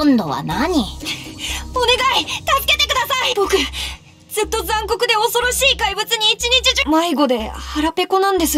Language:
Japanese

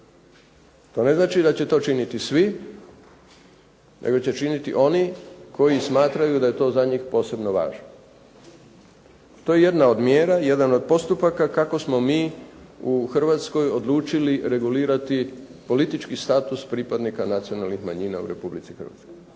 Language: Croatian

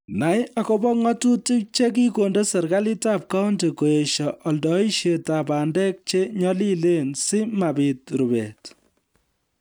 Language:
Kalenjin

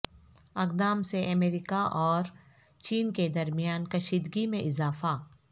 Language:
Urdu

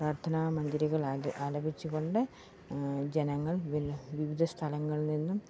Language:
Malayalam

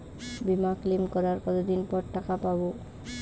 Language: Bangla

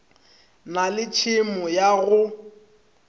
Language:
Northern Sotho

